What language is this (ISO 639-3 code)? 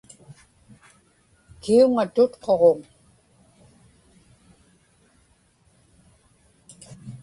ipk